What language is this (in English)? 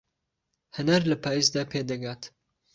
Central Kurdish